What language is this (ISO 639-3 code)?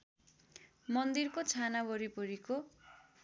nep